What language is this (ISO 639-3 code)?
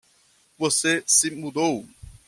por